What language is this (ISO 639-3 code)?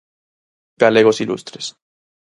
glg